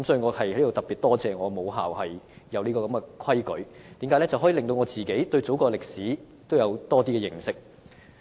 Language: Cantonese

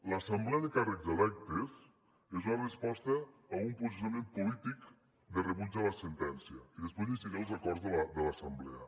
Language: Catalan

